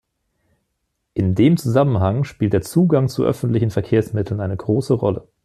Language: German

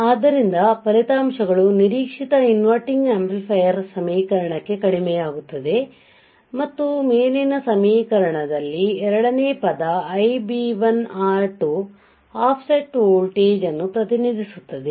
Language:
Kannada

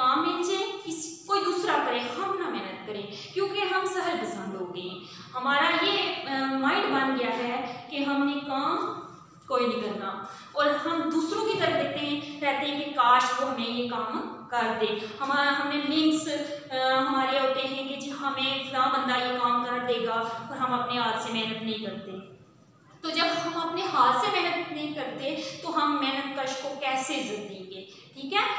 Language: Hindi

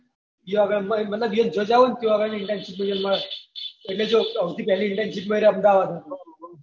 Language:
Gujarati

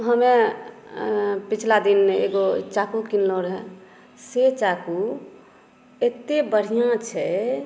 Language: Maithili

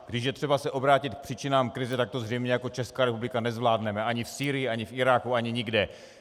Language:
Czech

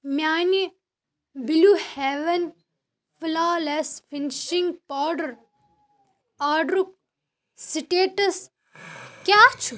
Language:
Kashmiri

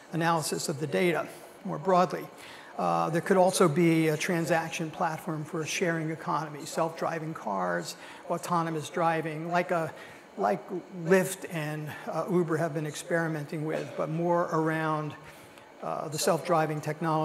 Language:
English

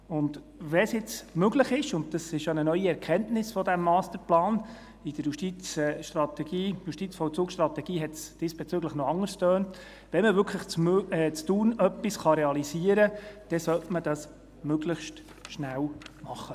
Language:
Swiss German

